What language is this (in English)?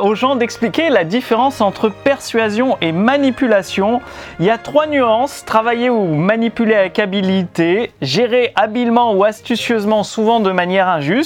French